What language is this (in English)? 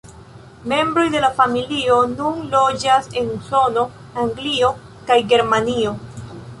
Esperanto